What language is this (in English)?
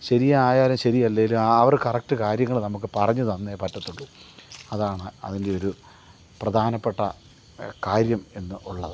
Malayalam